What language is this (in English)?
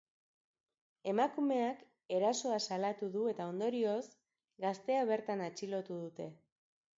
Basque